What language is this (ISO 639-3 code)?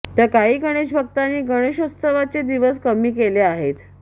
mar